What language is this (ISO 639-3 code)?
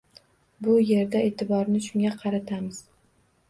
uzb